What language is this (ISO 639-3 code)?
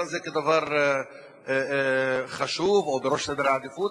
heb